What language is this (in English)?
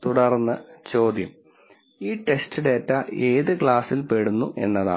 Malayalam